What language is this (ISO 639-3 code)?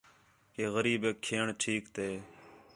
xhe